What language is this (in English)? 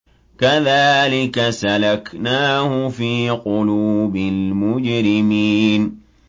Arabic